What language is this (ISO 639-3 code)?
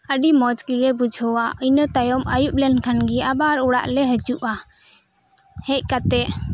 sat